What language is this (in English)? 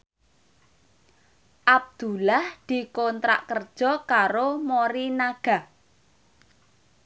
Javanese